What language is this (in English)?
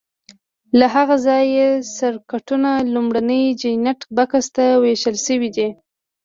Pashto